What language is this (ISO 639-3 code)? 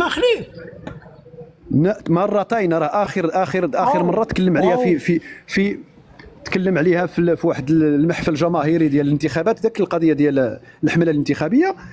ara